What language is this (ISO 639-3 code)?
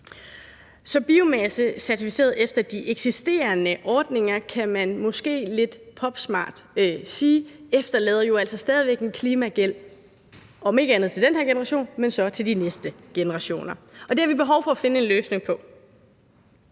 dan